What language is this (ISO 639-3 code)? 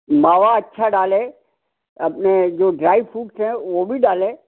hin